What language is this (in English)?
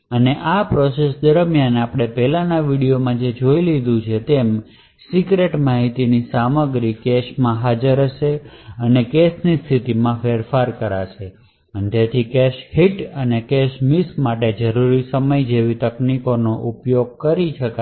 Gujarati